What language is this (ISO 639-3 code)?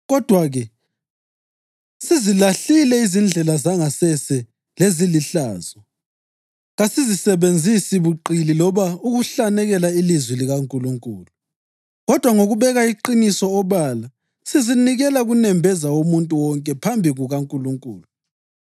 nde